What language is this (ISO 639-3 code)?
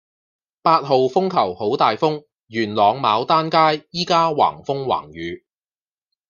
yue